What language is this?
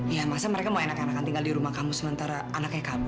Indonesian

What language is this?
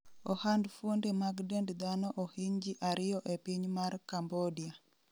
Luo (Kenya and Tanzania)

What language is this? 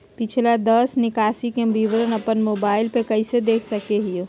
Magahi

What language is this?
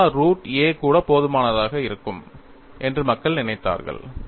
Tamil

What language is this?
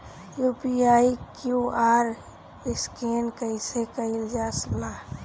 Bhojpuri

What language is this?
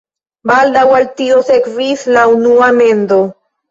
Esperanto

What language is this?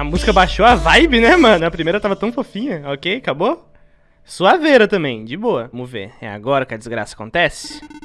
Portuguese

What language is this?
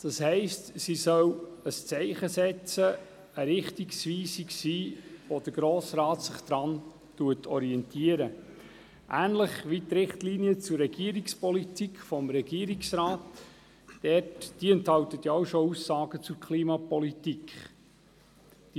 Swiss German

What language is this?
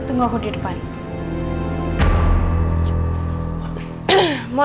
Indonesian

